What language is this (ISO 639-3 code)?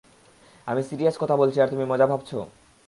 ben